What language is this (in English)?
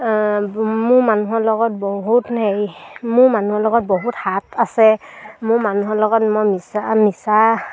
Assamese